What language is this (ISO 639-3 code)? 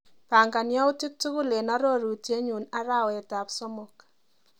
kln